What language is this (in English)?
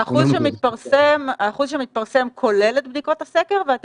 Hebrew